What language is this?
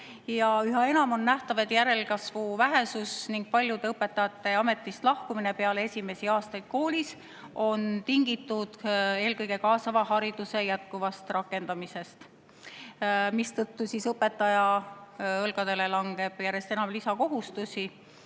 Estonian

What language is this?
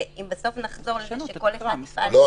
Hebrew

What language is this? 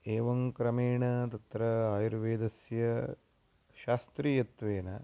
Sanskrit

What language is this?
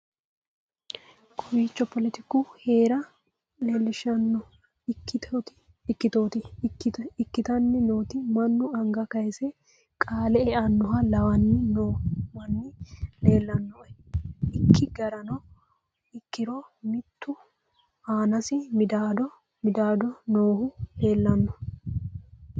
Sidamo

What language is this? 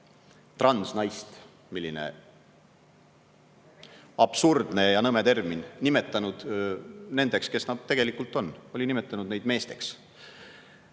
Estonian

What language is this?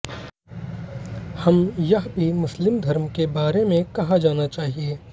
Hindi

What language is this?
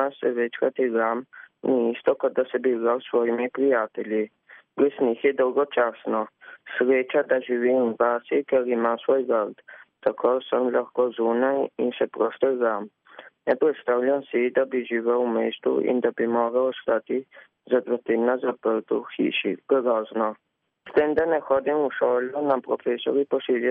Italian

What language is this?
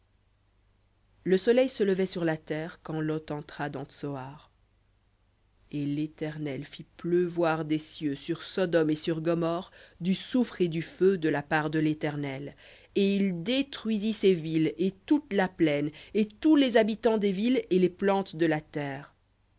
French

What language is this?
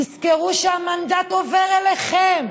Hebrew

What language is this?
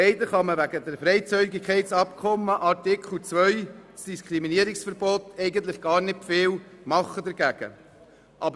Swiss German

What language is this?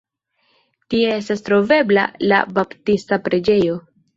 Esperanto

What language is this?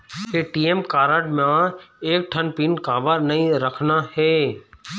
Chhattisgarhi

